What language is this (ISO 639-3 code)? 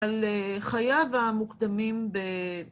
heb